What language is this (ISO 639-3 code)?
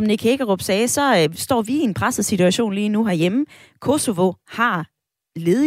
dan